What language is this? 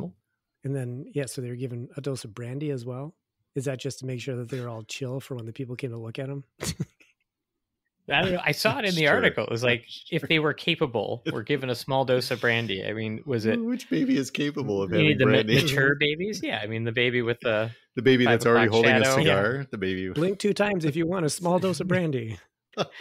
English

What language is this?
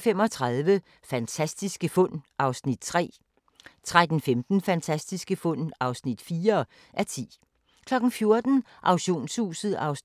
Danish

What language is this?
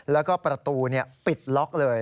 Thai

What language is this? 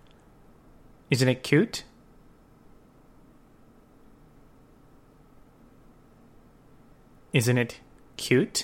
Japanese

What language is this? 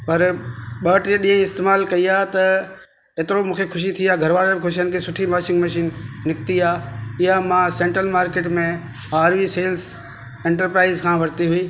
Sindhi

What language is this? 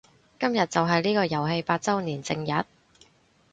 Cantonese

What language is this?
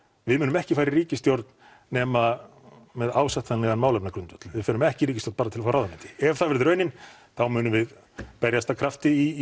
Icelandic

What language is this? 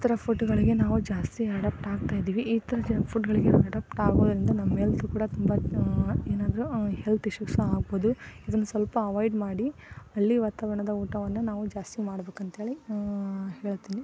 Kannada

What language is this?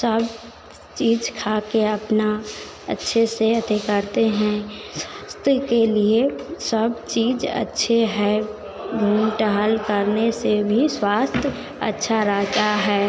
Hindi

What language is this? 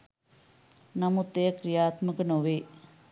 Sinhala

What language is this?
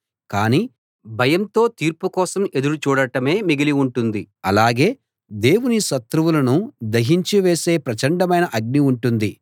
Telugu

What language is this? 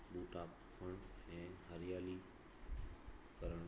Sindhi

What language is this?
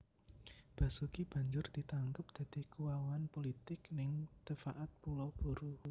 Javanese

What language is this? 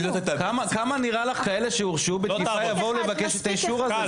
Hebrew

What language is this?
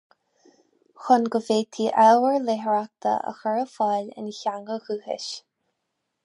Irish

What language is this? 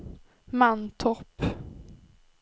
Swedish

